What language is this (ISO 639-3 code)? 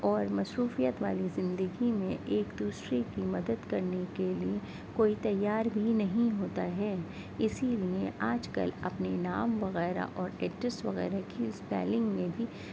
urd